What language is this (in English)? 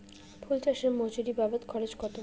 Bangla